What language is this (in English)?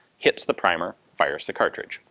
English